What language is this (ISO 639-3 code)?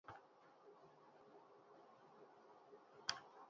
eus